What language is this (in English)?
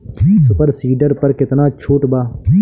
Bhojpuri